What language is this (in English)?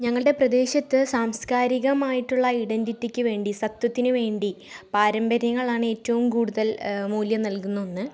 Malayalam